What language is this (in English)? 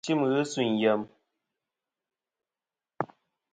Kom